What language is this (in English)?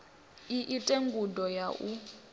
Venda